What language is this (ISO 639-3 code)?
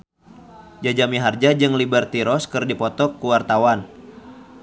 sun